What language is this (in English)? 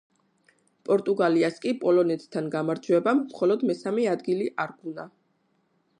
Georgian